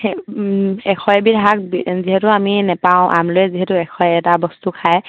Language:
Assamese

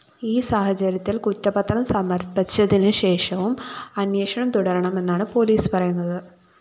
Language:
Malayalam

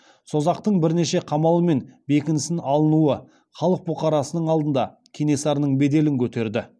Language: Kazakh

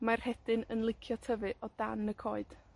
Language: Welsh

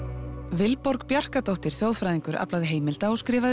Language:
Icelandic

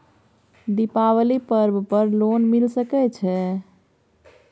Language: Maithili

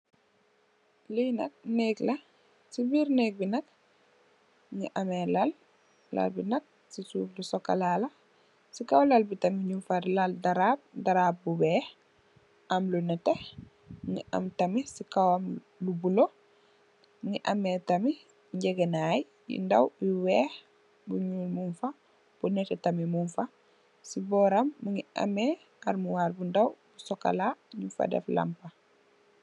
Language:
Wolof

